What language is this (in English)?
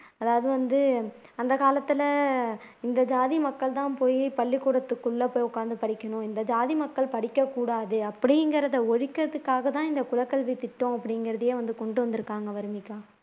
Tamil